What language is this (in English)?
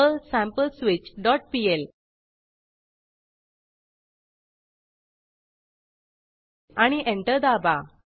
Marathi